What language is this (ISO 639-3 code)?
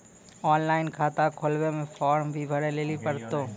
mai